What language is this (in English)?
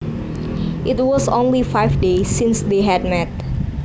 Javanese